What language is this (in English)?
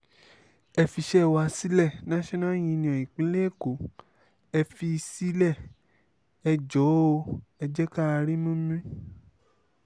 Yoruba